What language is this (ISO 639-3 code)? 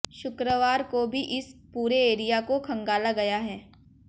hin